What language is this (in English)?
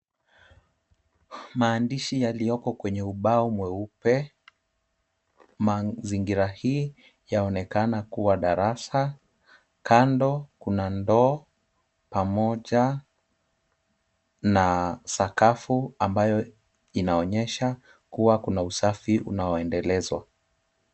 Swahili